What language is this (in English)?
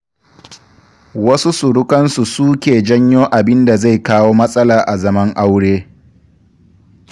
Hausa